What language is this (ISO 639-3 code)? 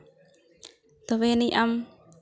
sat